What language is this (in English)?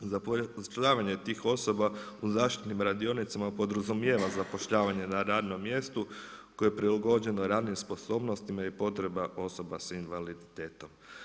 Croatian